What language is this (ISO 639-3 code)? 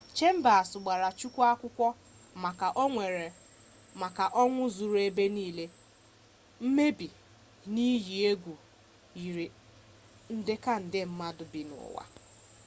ibo